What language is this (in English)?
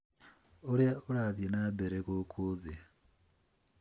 Kikuyu